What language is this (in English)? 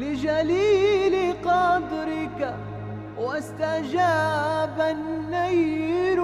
Arabic